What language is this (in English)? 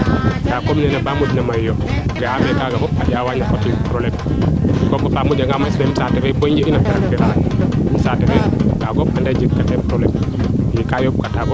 Serer